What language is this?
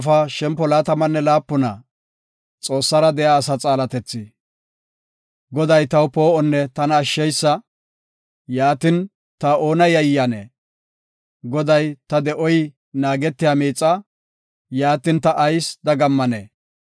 Gofa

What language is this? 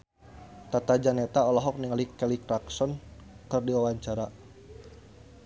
Sundanese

